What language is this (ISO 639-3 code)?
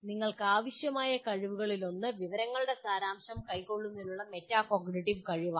mal